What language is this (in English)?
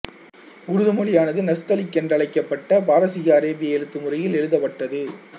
Tamil